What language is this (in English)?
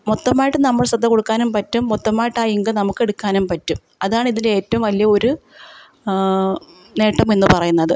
Malayalam